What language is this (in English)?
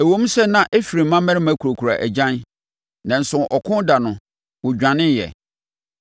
Akan